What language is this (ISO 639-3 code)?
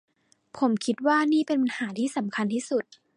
tha